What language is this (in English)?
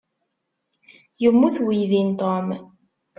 Kabyle